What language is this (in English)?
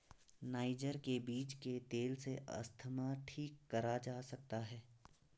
Hindi